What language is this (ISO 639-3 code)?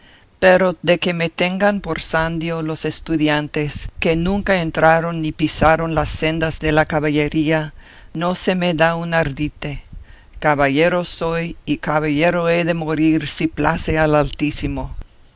spa